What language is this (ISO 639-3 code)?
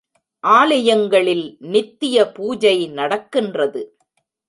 tam